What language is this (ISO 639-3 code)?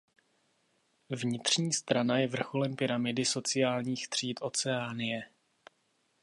ces